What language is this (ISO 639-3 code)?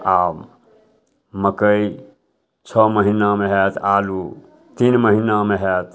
mai